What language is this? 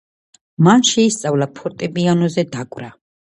Georgian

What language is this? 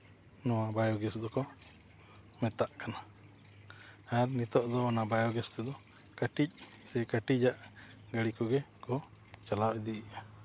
Santali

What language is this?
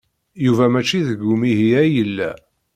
Kabyle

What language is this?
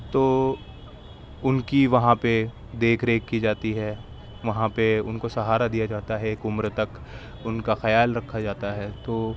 Urdu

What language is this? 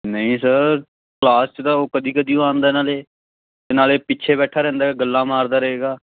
Punjabi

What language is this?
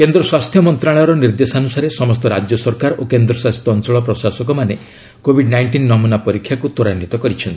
Odia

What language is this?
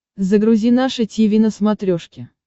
Russian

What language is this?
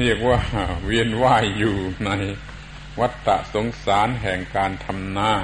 Thai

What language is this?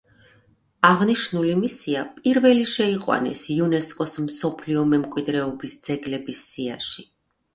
Georgian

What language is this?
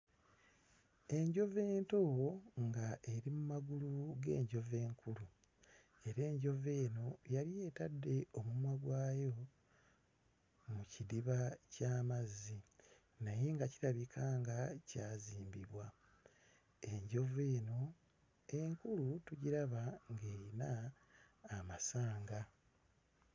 Ganda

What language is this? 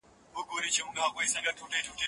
Pashto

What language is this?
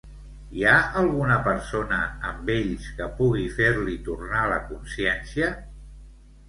Catalan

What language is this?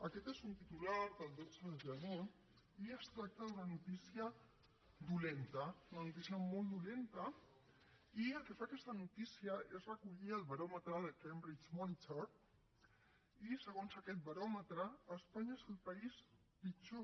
Catalan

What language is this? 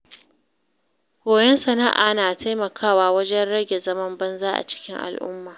Hausa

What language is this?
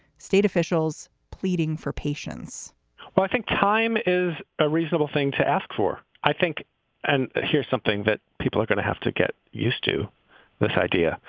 English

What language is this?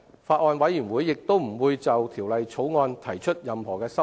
Cantonese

